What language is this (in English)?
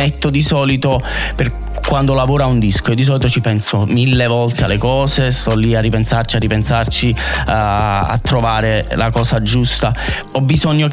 Italian